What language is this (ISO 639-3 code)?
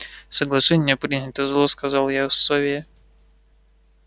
rus